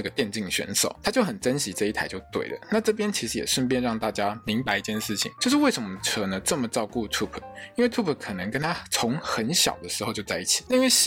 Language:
Chinese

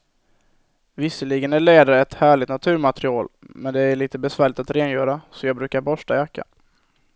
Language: Swedish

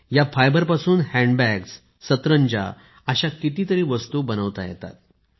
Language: Marathi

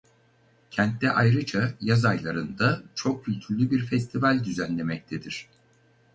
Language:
Turkish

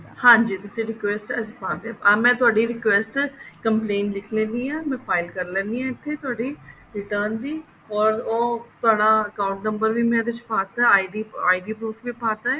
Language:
Punjabi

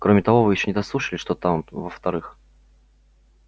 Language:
Russian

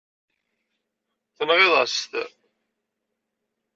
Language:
Kabyle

